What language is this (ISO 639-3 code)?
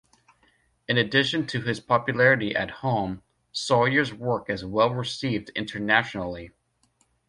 eng